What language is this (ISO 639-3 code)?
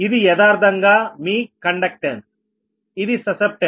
tel